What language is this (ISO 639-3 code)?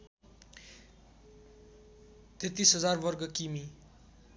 nep